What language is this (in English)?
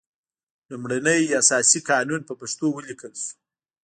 Pashto